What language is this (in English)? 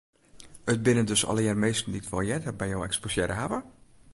Western Frisian